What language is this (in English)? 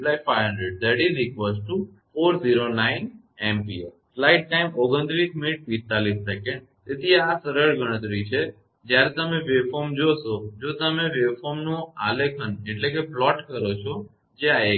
Gujarati